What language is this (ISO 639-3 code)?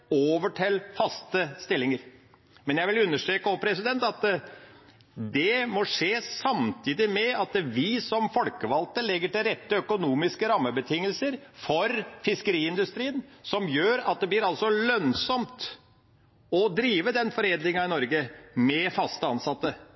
nob